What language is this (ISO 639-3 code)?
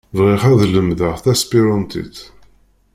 kab